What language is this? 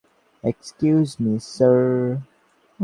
Bangla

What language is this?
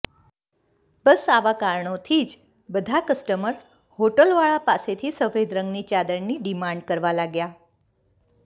Gujarati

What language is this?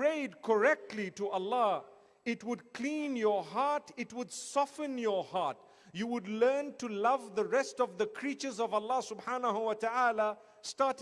Romanian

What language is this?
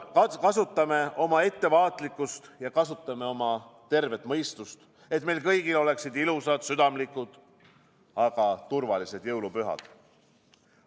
Estonian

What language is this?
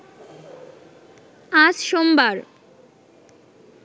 Bangla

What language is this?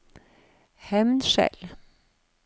Norwegian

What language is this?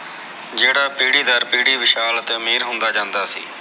Punjabi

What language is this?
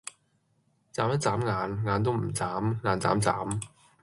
Cantonese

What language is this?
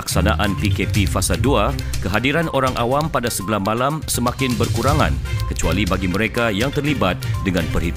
Malay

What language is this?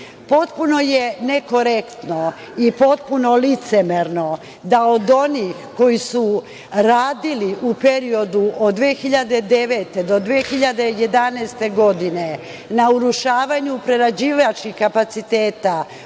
Serbian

